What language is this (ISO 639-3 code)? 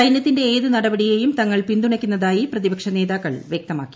mal